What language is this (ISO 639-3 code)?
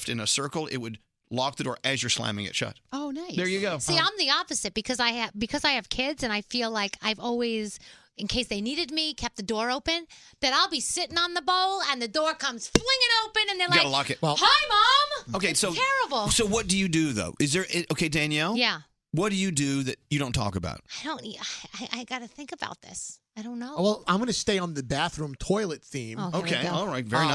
eng